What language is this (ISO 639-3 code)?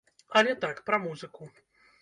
bel